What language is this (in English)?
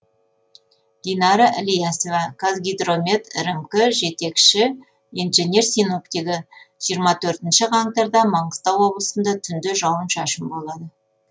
Kazakh